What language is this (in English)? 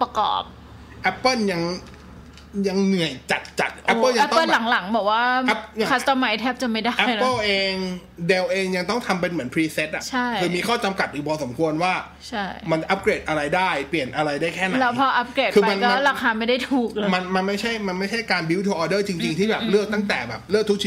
Thai